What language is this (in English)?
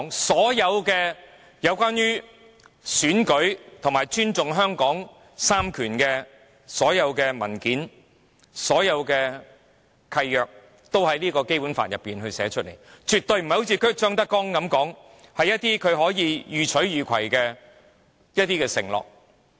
Cantonese